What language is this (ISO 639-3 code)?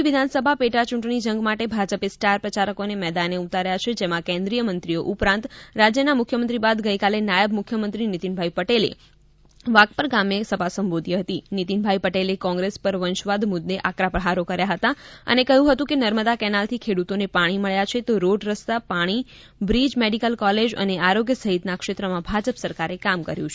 guj